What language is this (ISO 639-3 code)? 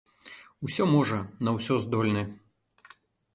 bel